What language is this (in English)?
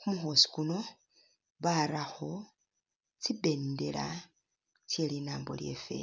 Masaaba